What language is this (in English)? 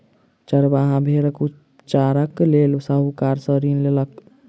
Maithili